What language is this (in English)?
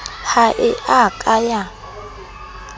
Southern Sotho